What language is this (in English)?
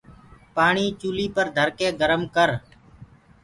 Gurgula